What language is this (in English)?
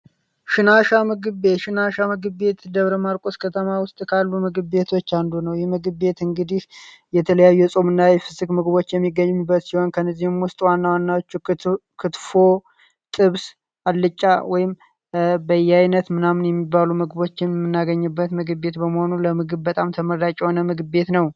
Amharic